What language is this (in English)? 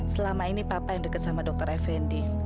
Indonesian